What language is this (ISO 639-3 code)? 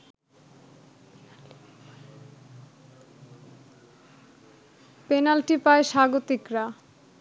ben